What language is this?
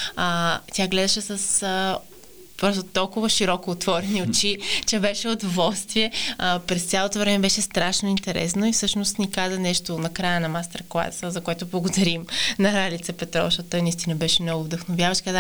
Bulgarian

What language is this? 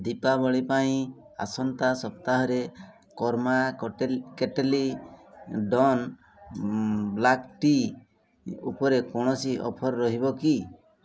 Odia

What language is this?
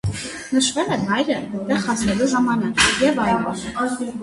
Armenian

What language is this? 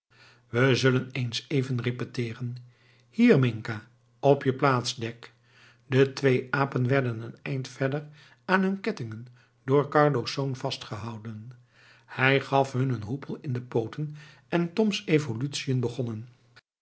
Dutch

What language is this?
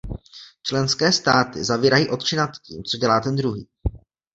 Czech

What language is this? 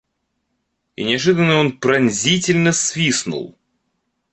Russian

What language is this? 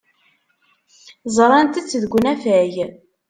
Kabyle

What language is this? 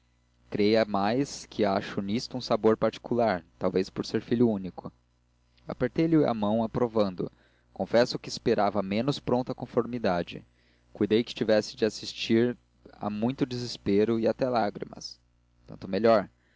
Portuguese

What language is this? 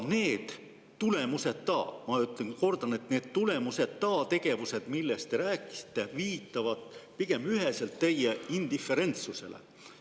Estonian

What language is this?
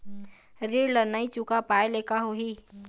Chhattisgarhi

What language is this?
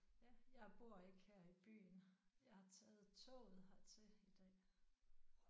Danish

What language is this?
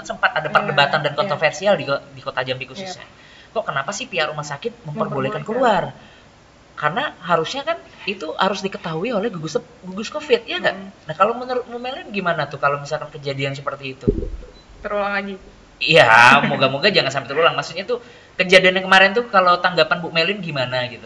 Indonesian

